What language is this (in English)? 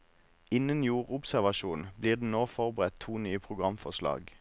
Norwegian